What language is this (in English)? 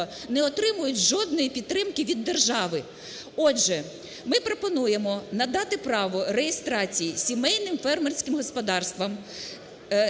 Ukrainian